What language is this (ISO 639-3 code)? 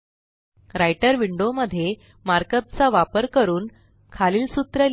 mar